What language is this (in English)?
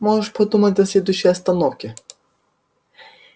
Russian